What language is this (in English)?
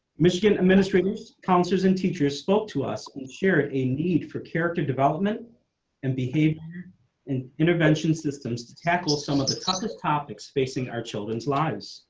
English